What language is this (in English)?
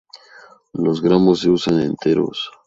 Spanish